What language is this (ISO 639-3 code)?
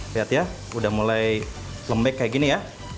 ind